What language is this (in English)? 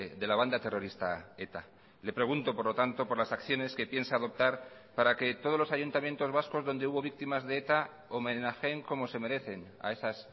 Spanish